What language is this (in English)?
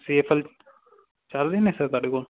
Punjabi